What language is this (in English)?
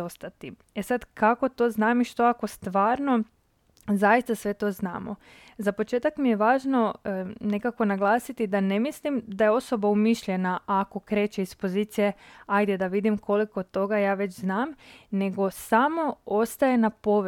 Croatian